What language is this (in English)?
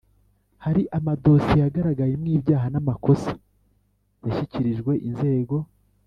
Kinyarwanda